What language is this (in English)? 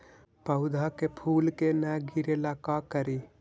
Magahi